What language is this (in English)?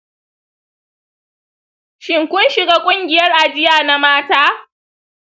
Hausa